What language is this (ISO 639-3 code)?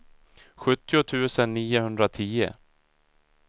swe